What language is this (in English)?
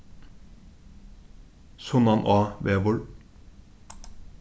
Faroese